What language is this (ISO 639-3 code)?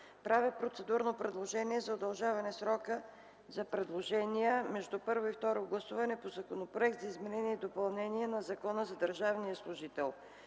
bul